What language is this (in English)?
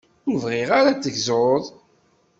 Kabyle